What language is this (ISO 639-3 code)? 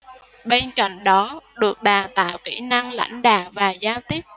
vie